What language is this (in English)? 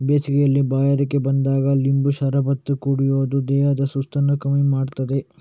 Kannada